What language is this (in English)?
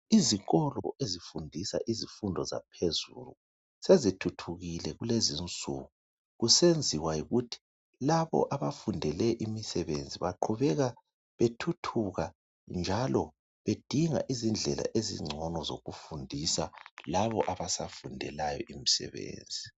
North Ndebele